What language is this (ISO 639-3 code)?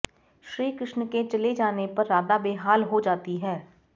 san